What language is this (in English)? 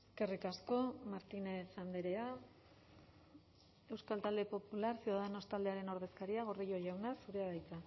Basque